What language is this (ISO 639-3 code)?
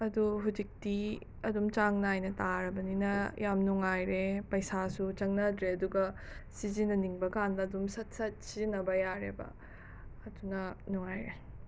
mni